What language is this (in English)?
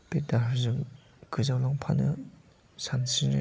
Bodo